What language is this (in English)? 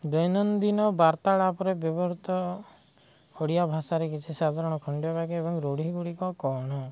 Odia